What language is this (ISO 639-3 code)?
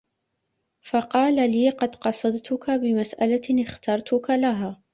ara